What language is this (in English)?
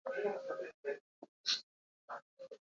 Latvian